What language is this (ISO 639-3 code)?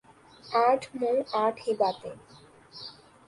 urd